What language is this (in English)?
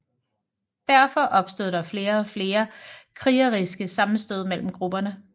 Danish